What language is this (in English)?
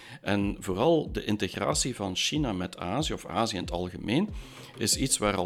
Dutch